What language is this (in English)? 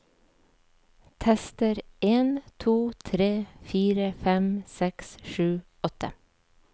Norwegian